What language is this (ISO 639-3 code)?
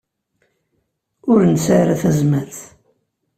kab